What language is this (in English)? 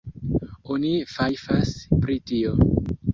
Esperanto